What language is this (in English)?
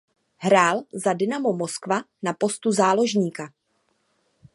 Czech